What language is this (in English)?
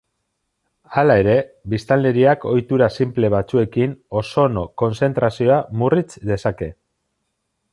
Basque